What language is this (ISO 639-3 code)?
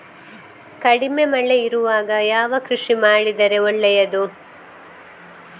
kan